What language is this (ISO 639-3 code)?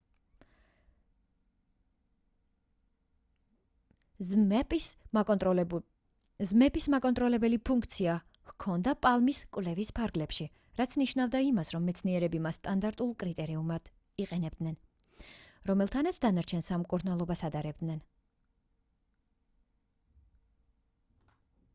kat